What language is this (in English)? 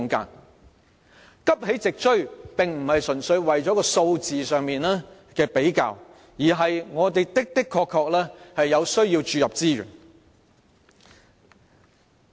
Cantonese